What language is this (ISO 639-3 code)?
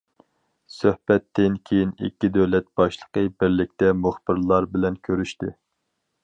uig